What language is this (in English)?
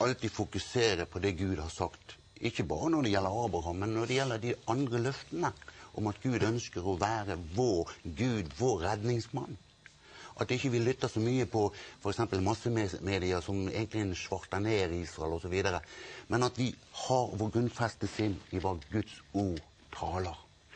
Norwegian